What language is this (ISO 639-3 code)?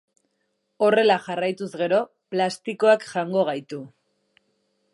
eus